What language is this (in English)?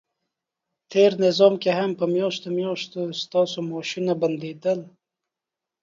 Pashto